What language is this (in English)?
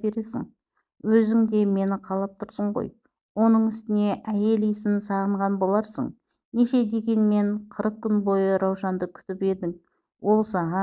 Turkish